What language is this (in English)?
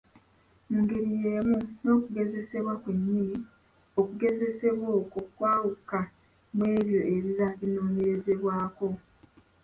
Ganda